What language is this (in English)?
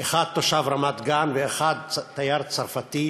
Hebrew